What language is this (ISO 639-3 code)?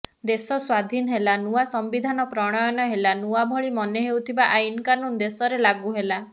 ori